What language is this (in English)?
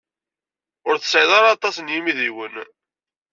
Kabyle